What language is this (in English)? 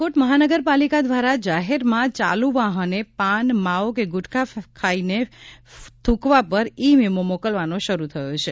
Gujarati